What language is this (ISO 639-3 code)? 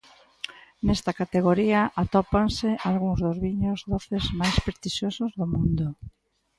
glg